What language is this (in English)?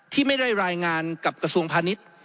Thai